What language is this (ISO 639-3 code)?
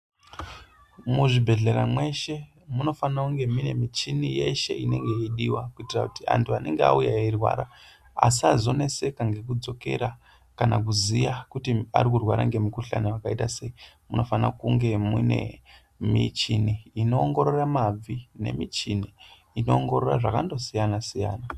ndc